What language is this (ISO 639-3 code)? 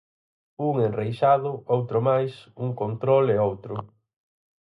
glg